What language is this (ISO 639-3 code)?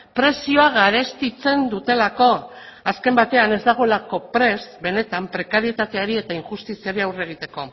eus